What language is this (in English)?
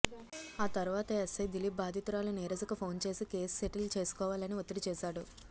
Telugu